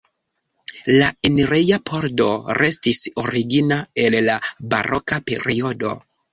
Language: Esperanto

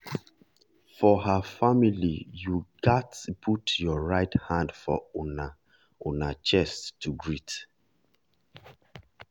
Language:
Nigerian Pidgin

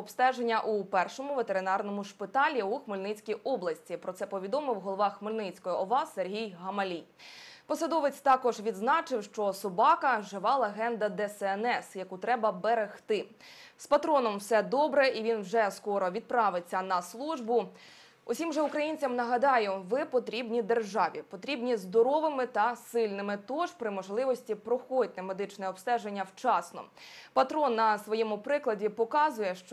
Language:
Ukrainian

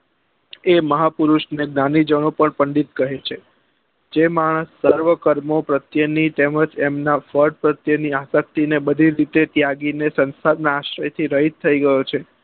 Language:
Gujarati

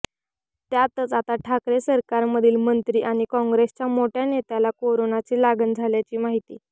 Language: Marathi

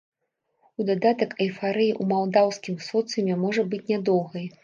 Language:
Belarusian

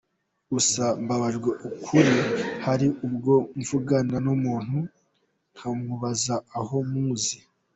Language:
Kinyarwanda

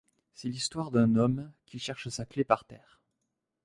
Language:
French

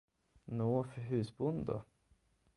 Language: Swedish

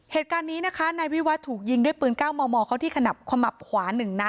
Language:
Thai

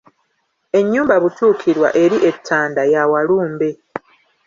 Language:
Ganda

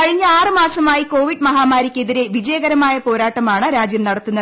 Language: Malayalam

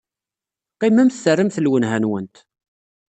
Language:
Kabyle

